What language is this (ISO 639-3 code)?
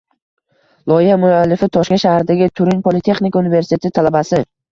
uzb